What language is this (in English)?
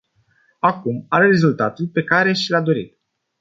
Romanian